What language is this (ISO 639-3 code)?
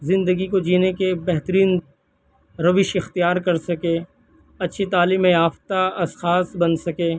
urd